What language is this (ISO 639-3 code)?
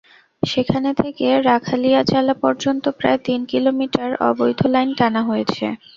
ben